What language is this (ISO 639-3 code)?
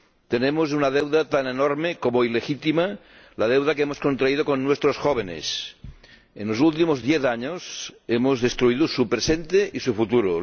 spa